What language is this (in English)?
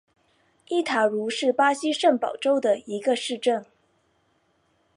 Chinese